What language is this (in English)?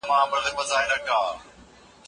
Pashto